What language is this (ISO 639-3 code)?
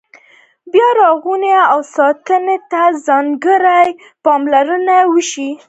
pus